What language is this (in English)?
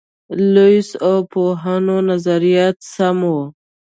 Pashto